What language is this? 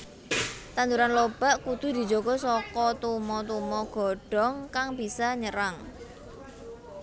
Javanese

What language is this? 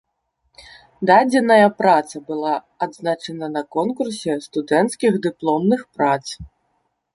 Belarusian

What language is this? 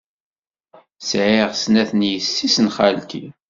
Kabyle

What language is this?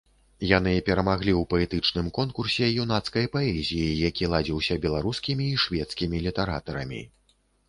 Belarusian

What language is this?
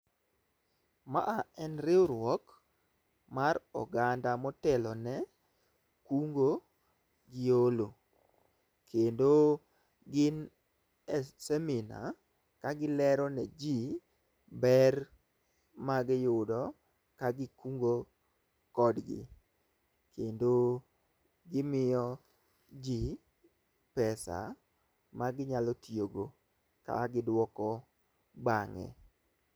Luo (Kenya and Tanzania)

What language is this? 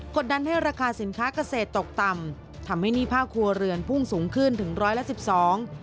Thai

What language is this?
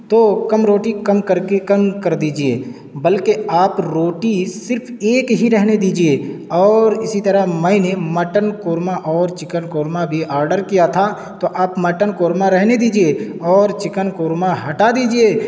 Urdu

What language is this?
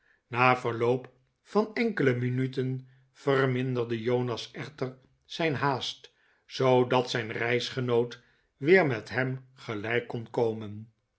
Dutch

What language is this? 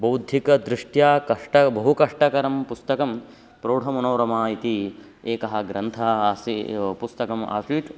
Sanskrit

